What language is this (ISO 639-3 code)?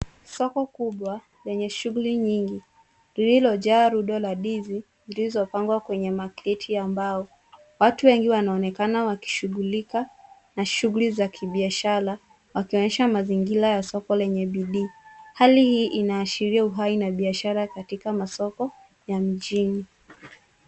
swa